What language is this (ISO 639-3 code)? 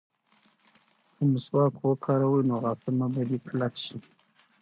pus